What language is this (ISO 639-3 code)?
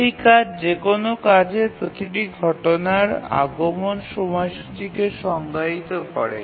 ben